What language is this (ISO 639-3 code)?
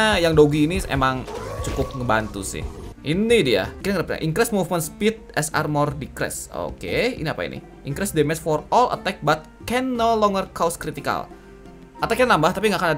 ind